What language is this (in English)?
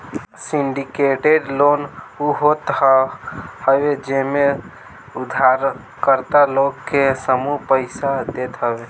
Bhojpuri